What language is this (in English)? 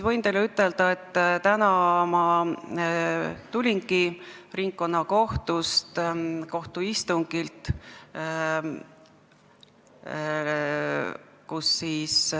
Estonian